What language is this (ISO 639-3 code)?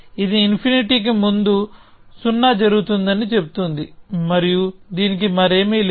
tel